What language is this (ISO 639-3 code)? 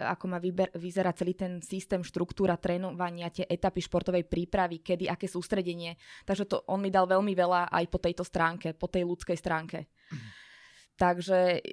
slk